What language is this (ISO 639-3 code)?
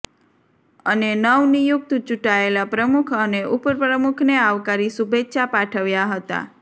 guj